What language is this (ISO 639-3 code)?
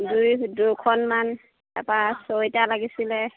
asm